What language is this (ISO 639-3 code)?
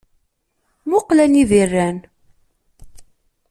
kab